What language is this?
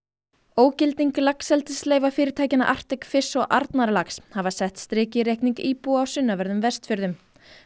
Icelandic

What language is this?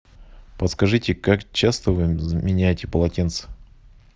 Russian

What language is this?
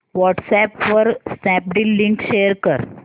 Marathi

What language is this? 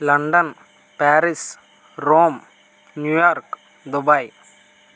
Telugu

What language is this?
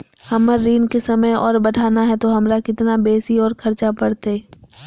Magahi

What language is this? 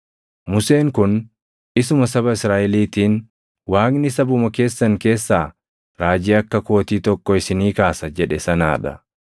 Oromo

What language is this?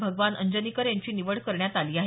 Marathi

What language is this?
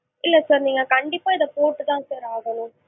Tamil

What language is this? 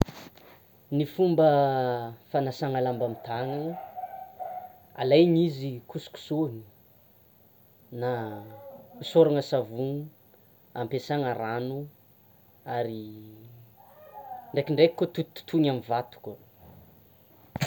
Tsimihety Malagasy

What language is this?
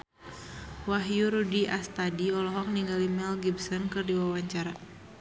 Sundanese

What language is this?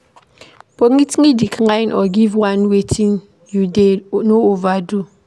Nigerian Pidgin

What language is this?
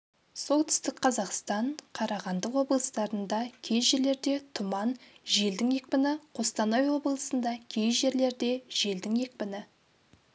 Kazakh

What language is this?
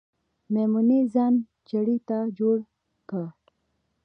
Pashto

